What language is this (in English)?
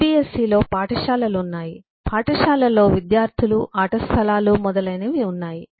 Telugu